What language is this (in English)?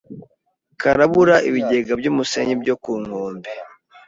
Kinyarwanda